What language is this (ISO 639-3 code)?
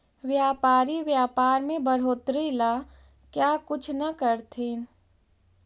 mag